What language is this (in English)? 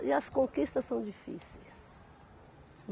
Portuguese